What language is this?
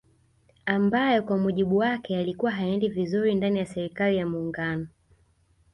Swahili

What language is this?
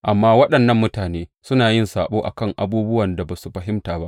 Hausa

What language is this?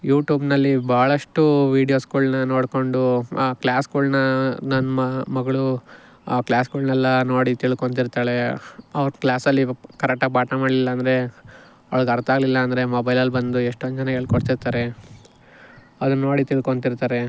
Kannada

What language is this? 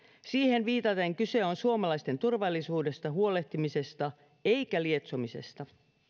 Finnish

